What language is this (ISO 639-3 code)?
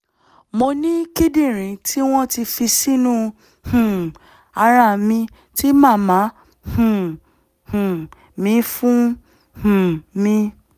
yor